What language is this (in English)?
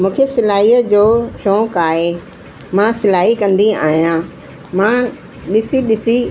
Sindhi